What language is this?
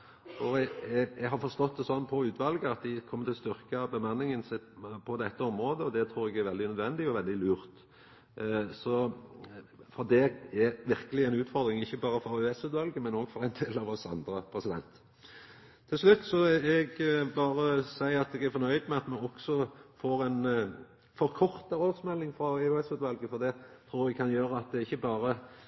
Norwegian Nynorsk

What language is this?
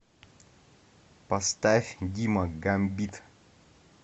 Russian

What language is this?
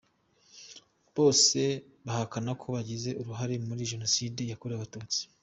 Kinyarwanda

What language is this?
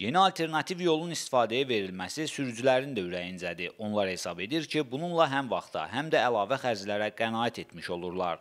Turkish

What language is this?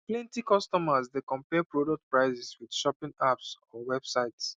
Nigerian Pidgin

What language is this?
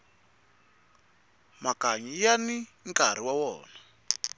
Tsonga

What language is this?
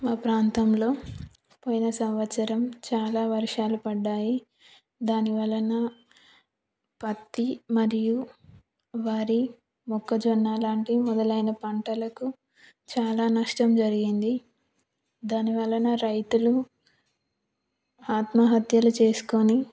Telugu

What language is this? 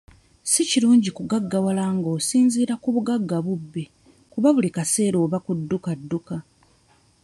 Ganda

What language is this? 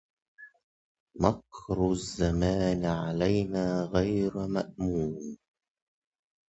Arabic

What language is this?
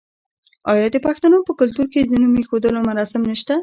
Pashto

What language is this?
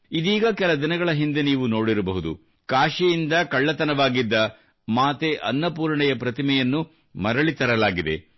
Kannada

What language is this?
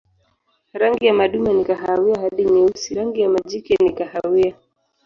Swahili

